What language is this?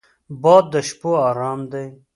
Pashto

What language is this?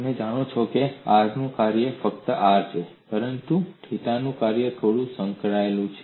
Gujarati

